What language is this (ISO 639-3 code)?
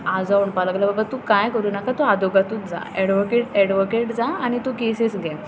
kok